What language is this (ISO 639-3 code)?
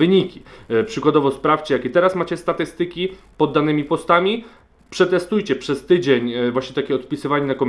pol